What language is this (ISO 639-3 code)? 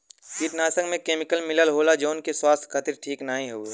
bho